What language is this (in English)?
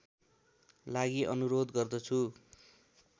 Nepali